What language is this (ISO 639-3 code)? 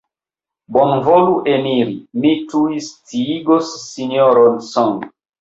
epo